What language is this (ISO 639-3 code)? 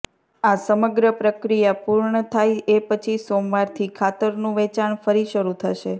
guj